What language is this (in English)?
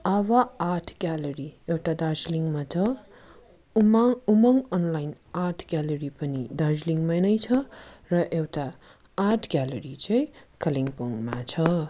Nepali